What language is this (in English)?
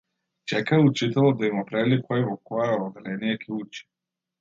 Macedonian